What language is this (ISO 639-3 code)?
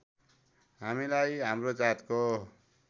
nep